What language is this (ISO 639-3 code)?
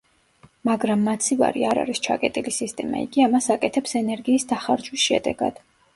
kat